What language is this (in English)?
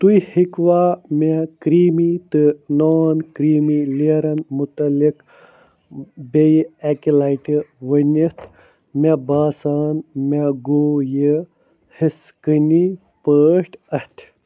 Kashmiri